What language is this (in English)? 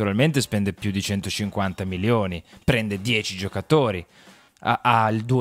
Italian